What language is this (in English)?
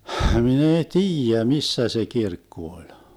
Finnish